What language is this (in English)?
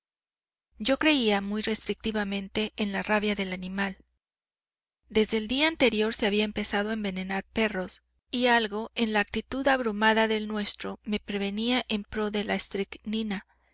Spanish